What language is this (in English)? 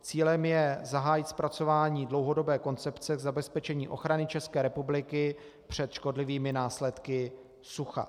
Czech